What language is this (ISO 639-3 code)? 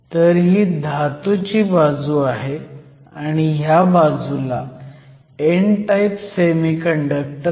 mar